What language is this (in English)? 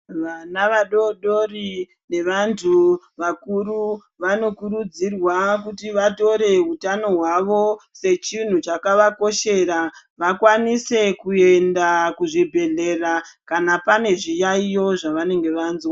Ndau